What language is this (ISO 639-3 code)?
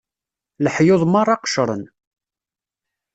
kab